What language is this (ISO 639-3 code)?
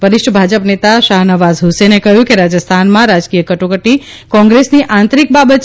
guj